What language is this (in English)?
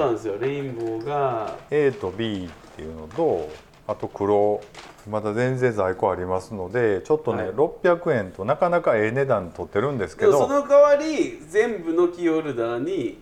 Japanese